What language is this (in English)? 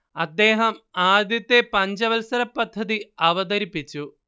Malayalam